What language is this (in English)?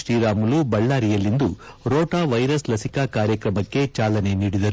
Kannada